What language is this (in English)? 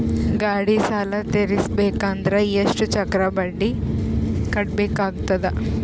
Kannada